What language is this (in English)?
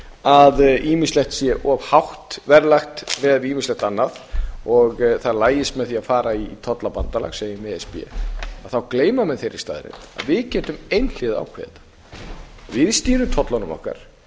Icelandic